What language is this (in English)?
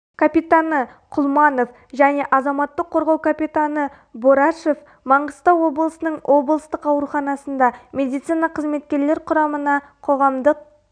Kazakh